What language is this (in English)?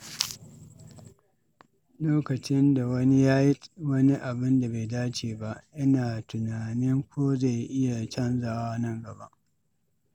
Hausa